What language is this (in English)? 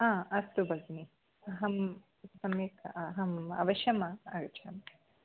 Sanskrit